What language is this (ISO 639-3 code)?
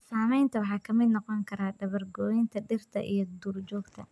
som